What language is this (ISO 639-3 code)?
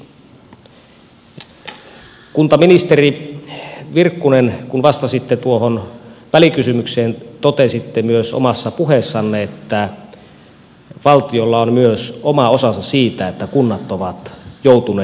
fin